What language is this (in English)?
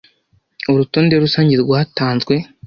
Kinyarwanda